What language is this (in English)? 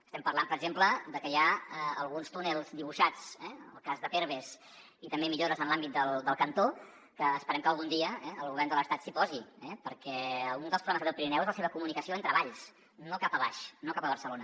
Catalan